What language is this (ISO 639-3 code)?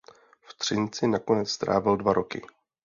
ces